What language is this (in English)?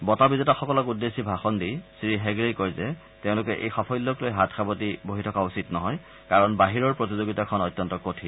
Assamese